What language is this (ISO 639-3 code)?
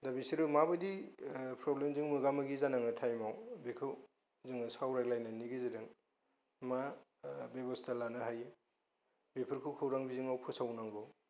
brx